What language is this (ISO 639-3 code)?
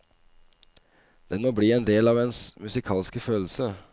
nor